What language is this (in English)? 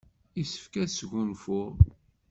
Kabyle